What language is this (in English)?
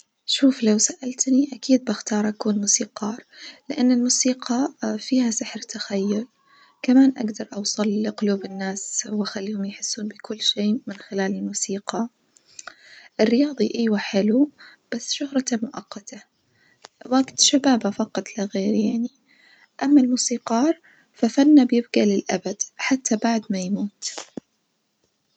Najdi Arabic